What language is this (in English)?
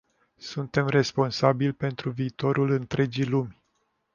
Romanian